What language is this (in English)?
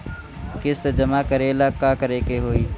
Bhojpuri